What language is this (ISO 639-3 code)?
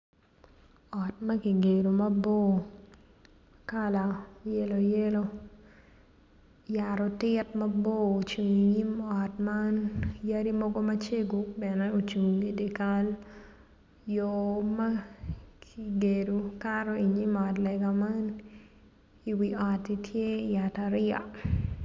ach